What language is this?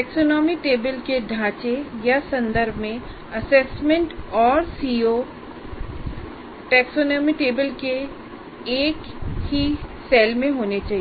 Hindi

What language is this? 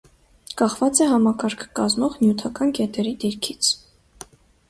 Armenian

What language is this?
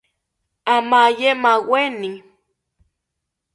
South Ucayali Ashéninka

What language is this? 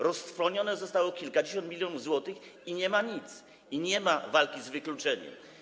Polish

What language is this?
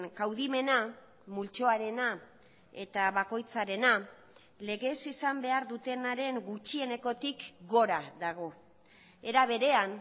Basque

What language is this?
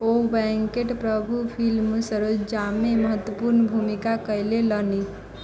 Maithili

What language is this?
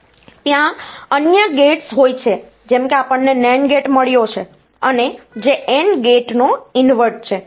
Gujarati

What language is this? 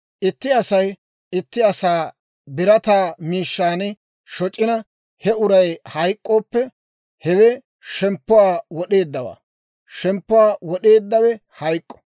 Dawro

